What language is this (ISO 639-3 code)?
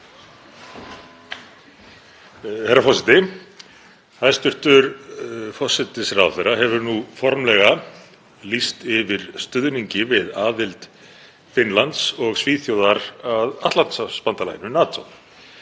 isl